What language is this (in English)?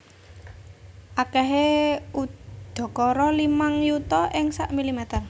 Javanese